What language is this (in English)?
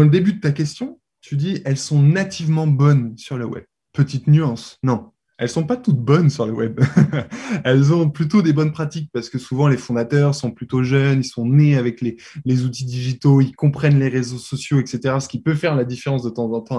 French